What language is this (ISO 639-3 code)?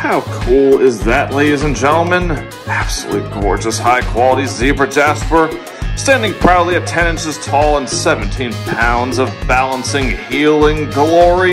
eng